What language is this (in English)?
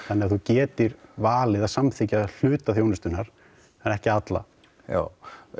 Icelandic